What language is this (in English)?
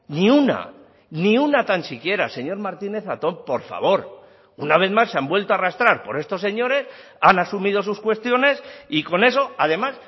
Spanish